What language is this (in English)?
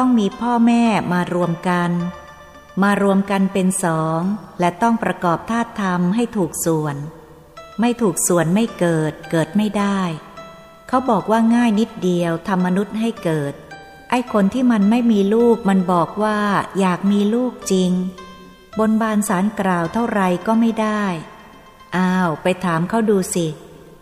Thai